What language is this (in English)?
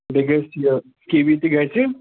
Kashmiri